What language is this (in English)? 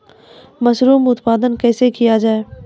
Maithili